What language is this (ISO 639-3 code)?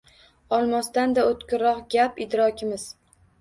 uzb